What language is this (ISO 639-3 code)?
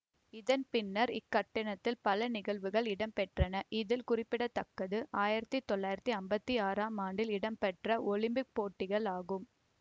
tam